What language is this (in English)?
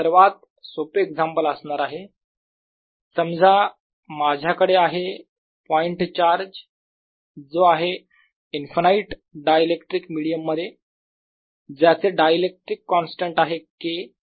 Marathi